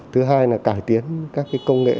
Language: Vietnamese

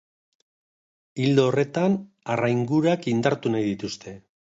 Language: Basque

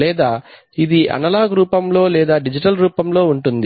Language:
Telugu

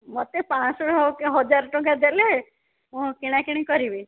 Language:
Odia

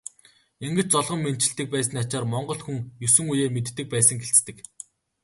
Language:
Mongolian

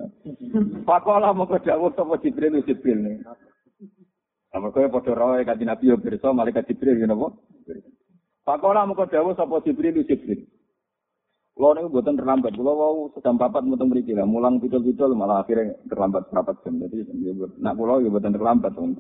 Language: Malay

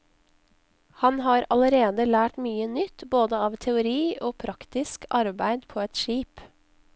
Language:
Norwegian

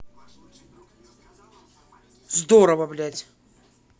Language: Russian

